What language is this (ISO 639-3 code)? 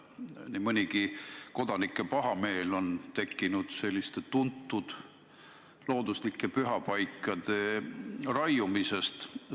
est